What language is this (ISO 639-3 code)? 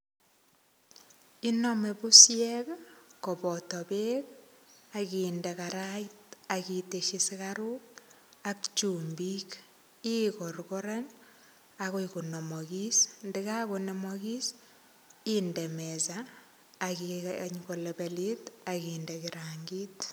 kln